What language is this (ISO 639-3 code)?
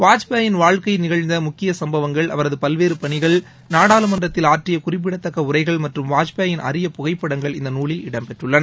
tam